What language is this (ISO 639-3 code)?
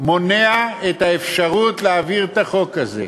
heb